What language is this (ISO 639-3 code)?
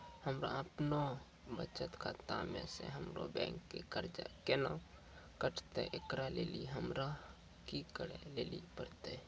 mai